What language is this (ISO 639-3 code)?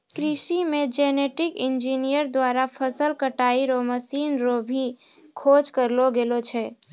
mai